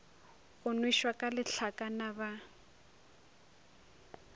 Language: Northern Sotho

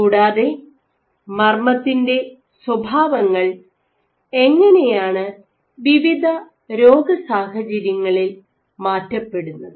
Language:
Malayalam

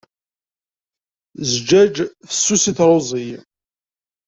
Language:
Kabyle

